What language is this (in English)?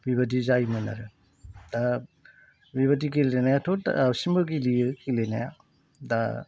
Bodo